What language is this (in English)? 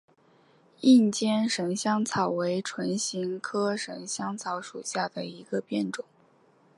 Chinese